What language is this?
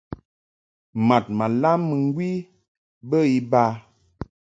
Mungaka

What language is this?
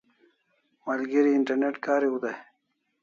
Kalasha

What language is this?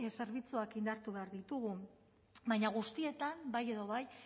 Basque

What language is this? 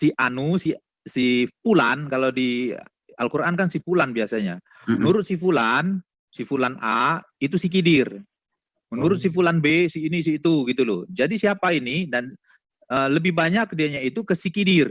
Indonesian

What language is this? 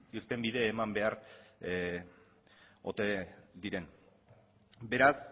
Basque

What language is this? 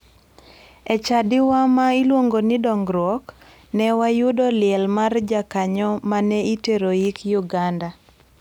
Luo (Kenya and Tanzania)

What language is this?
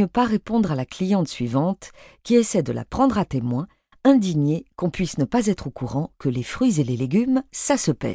French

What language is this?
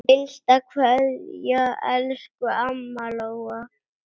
Icelandic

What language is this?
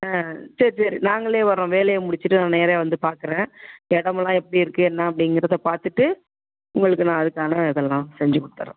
Tamil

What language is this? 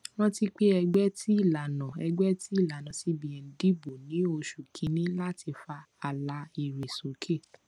Yoruba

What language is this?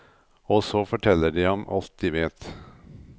Norwegian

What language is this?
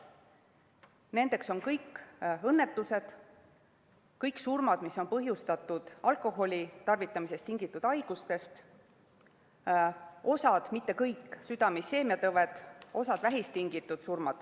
Estonian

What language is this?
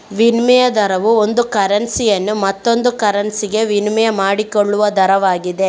Kannada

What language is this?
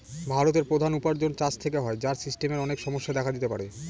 Bangla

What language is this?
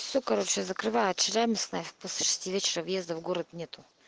Russian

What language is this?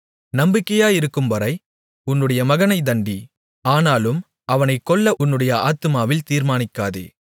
Tamil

